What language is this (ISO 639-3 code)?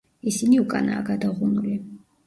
kat